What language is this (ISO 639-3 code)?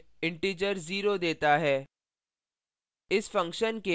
hin